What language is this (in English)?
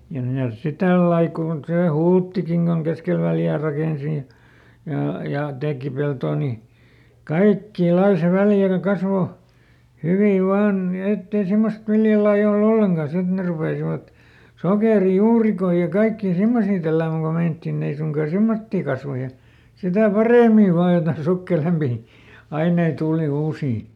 Finnish